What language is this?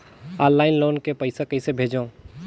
Chhattisgarhi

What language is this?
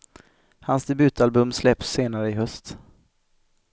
Swedish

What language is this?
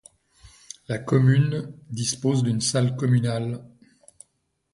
French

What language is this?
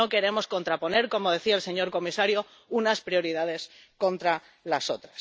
Spanish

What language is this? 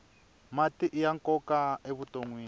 Tsonga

